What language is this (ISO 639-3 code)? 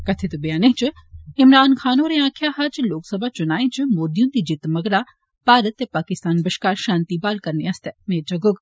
doi